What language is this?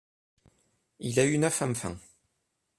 French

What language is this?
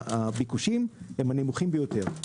Hebrew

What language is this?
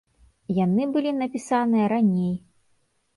Belarusian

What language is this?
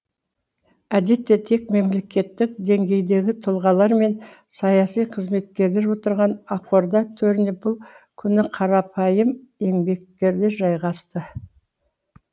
Kazakh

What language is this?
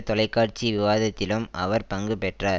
Tamil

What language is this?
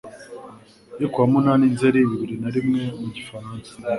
Kinyarwanda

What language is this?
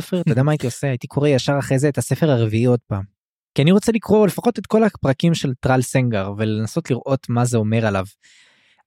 Hebrew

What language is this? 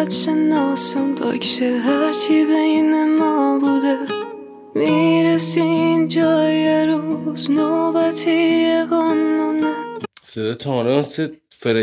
Persian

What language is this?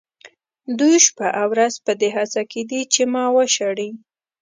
Pashto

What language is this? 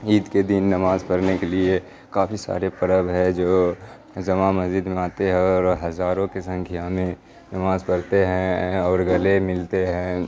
Urdu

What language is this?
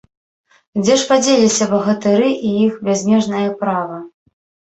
Belarusian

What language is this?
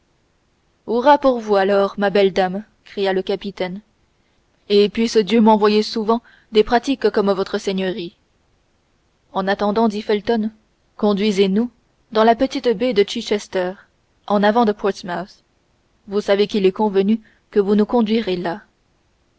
French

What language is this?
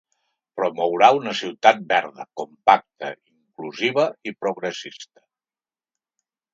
Catalan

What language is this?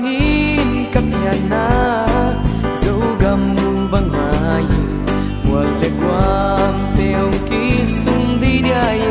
Indonesian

